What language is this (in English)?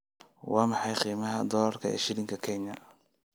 Somali